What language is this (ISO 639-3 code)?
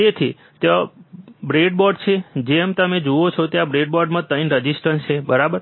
guj